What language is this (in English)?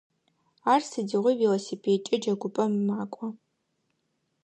Adyghe